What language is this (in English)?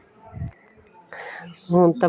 Punjabi